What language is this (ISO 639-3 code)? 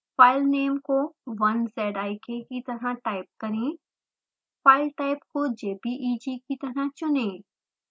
hin